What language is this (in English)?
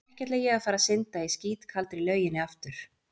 Icelandic